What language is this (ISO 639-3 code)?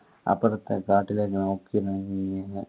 mal